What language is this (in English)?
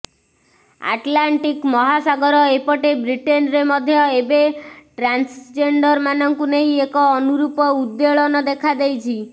Odia